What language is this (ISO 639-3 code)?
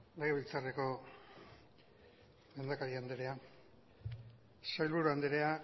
eus